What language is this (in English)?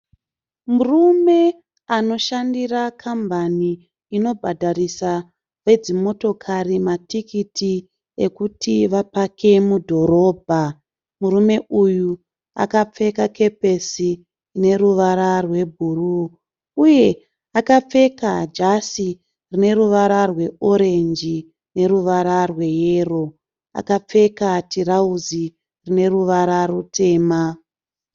Shona